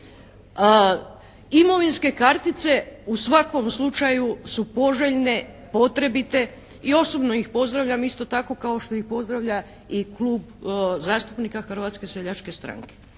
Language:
Croatian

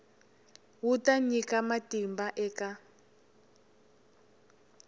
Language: Tsonga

